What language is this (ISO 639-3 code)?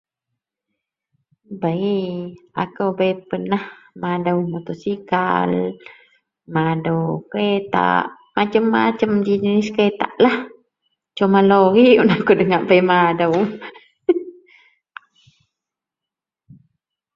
mel